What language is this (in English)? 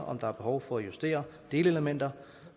Danish